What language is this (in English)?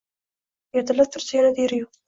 Uzbek